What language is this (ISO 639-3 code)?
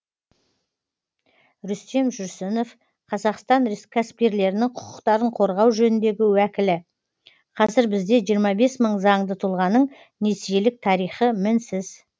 kaz